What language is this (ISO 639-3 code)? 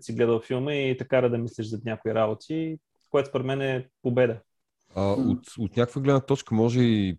bul